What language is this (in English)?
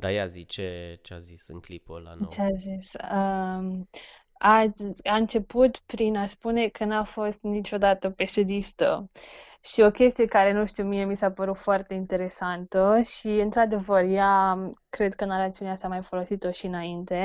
Romanian